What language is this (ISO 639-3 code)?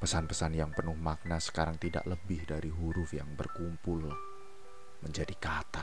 ind